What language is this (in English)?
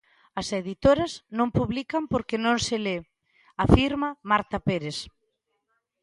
Galician